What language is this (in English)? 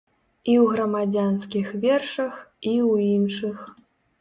Belarusian